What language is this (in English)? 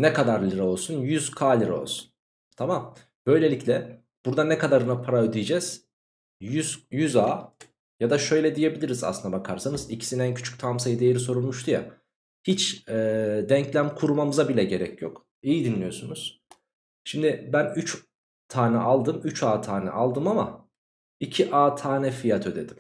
Turkish